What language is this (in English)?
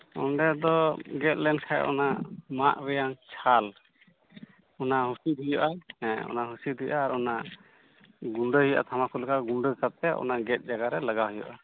Santali